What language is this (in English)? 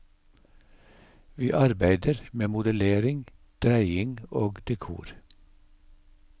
Norwegian